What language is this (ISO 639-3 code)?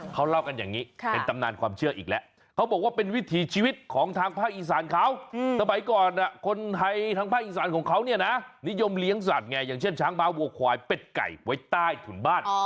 tha